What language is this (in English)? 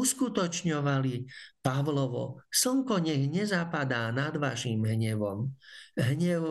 Slovak